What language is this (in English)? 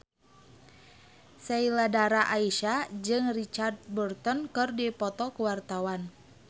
Sundanese